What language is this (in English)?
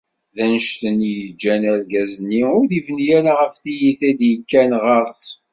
Kabyle